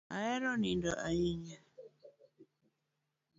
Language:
Luo (Kenya and Tanzania)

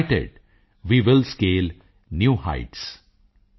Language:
Punjabi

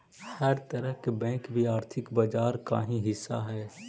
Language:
Magahi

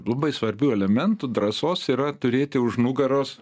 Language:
Lithuanian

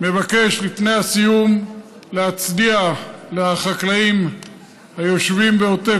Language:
Hebrew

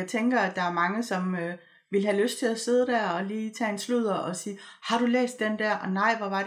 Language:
Danish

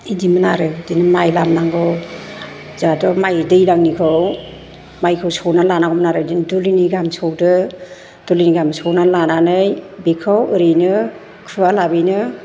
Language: Bodo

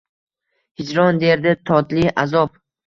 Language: Uzbek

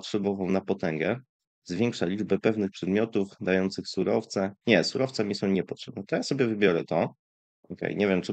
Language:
Polish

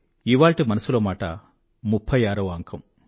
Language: Telugu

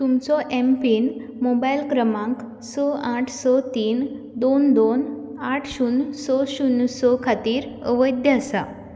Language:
Konkani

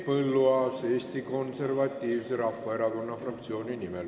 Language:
Estonian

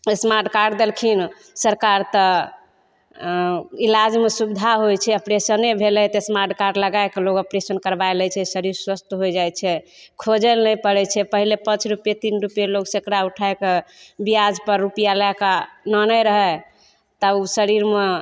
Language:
Maithili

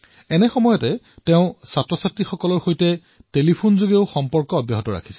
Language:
Assamese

